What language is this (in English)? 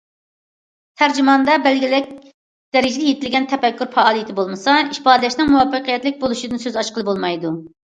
Uyghur